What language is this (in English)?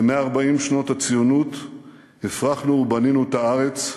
Hebrew